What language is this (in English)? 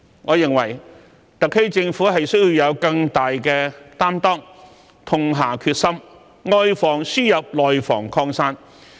Cantonese